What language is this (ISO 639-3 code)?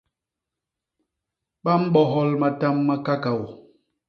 bas